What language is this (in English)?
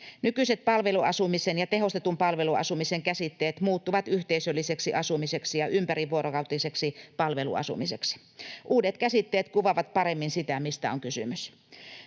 Finnish